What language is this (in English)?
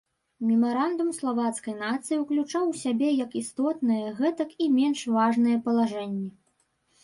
Belarusian